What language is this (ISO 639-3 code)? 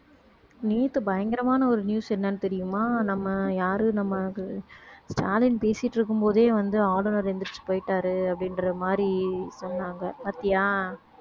tam